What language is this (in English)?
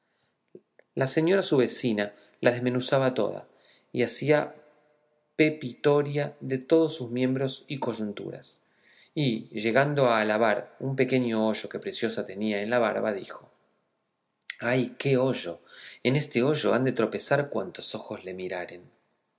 Spanish